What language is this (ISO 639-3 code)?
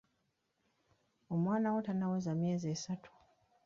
lug